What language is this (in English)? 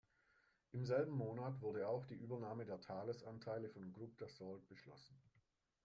German